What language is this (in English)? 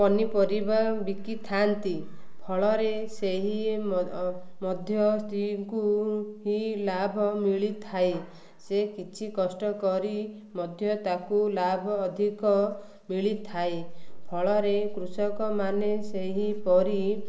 Odia